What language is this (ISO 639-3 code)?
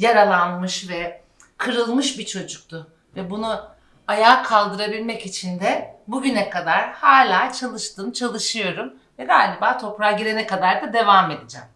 tur